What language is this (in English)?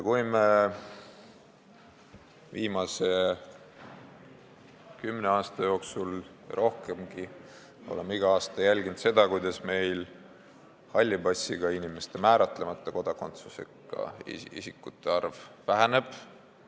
Estonian